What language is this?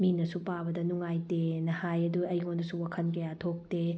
Manipuri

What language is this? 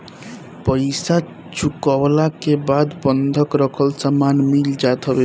Bhojpuri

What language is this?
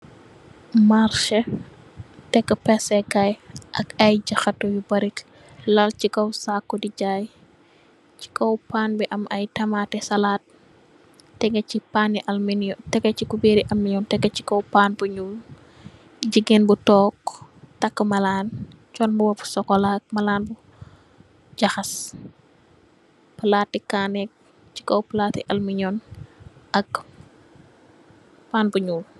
Wolof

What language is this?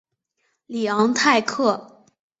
Chinese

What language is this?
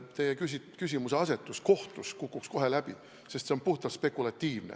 Estonian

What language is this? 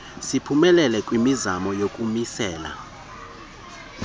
Xhosa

